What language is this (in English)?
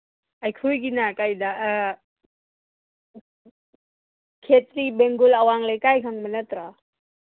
Manipuri